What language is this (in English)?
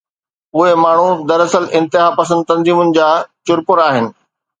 Sindhi